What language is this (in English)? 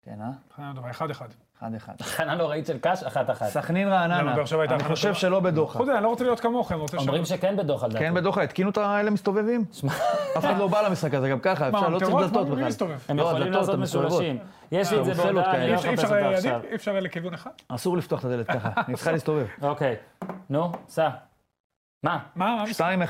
Hebrew